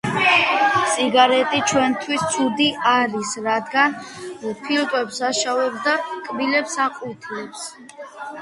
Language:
Georgian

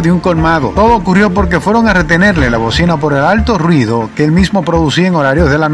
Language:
Spanish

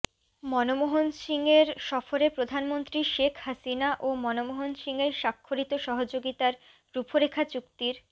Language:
Bangla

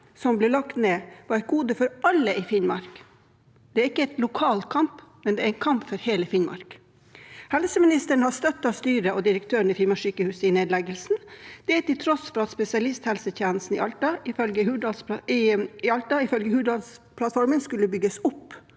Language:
Norwegian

